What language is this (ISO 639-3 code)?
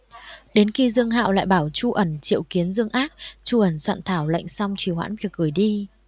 vie